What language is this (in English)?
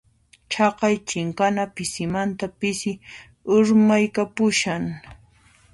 Puno Quechua